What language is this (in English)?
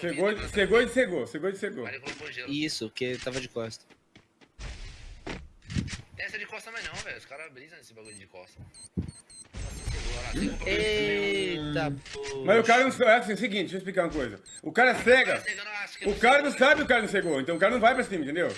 Portuguese